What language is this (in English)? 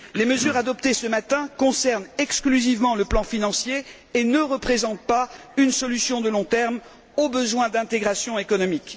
French